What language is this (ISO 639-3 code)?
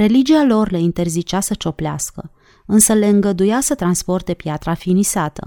ron